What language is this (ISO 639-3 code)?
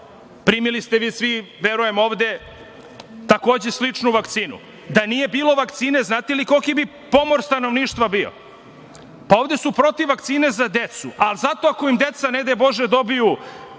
srp